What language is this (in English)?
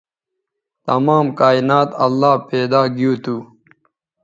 Bateri